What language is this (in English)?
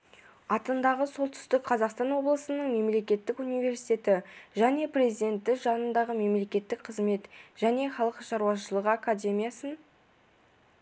Kazakh